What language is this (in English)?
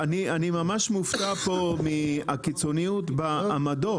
Hebrew